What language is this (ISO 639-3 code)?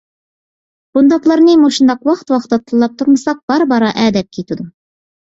uig